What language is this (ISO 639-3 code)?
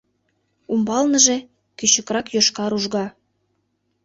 chm